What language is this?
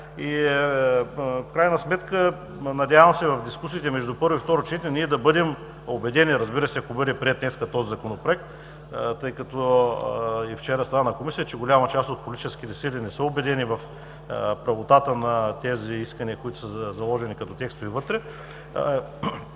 Bulgarian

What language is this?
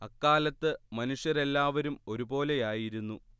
Malayalam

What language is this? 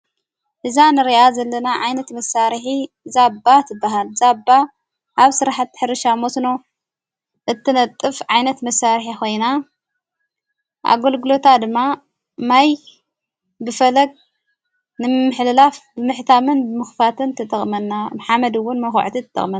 Tigrinya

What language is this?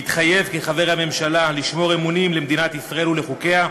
Hebrew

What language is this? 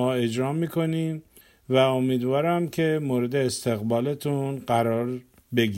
Persian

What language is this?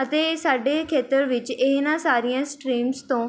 Punjabi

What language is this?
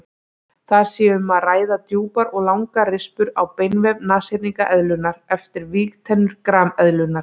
Icelandic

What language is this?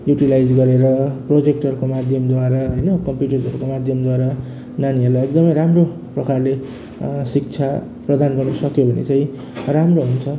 Nepali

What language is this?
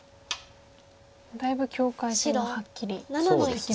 Japanese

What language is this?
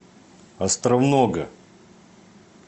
Russian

